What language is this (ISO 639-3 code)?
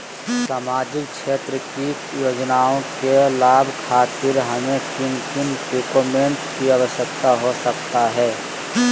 mag